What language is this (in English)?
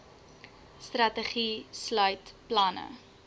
Afrikaans